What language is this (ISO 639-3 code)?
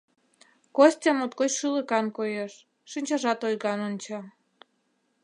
chm